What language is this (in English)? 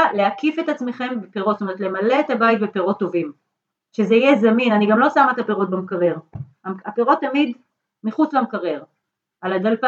Hebrew